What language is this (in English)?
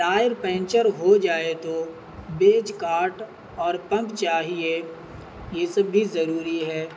Urdu